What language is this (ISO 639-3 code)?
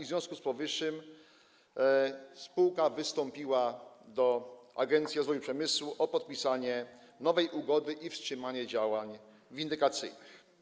pol